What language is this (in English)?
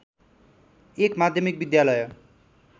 Nepali